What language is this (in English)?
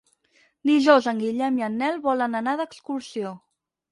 Catalan